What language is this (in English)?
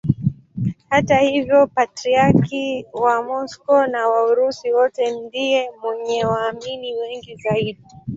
Swahili